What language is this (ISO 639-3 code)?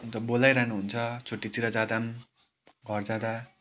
nep